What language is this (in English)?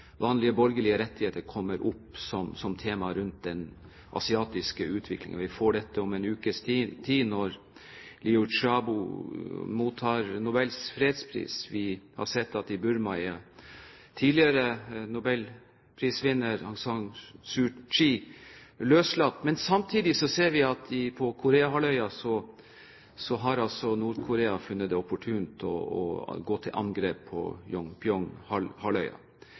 Norwegian Bokmål